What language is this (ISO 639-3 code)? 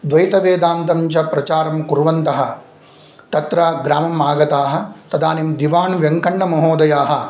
san